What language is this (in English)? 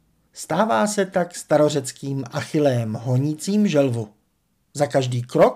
Czech